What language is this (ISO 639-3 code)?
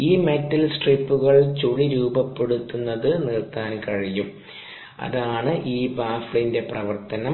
mal